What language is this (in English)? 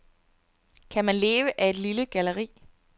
Danish